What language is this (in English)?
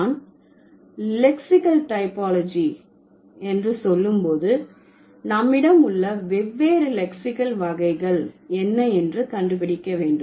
Tamil